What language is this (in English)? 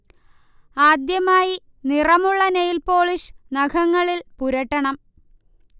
Malayalam